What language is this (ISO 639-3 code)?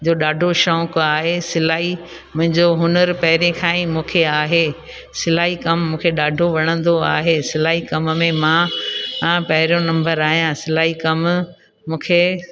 snd